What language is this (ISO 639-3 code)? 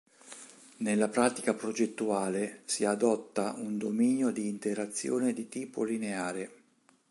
ita